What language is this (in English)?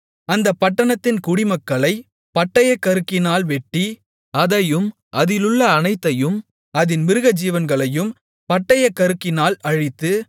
Tamil